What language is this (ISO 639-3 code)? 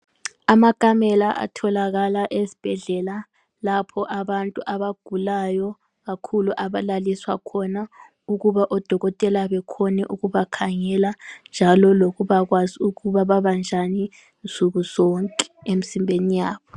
nde